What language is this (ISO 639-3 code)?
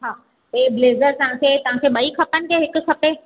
snd